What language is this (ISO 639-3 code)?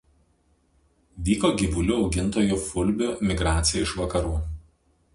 lit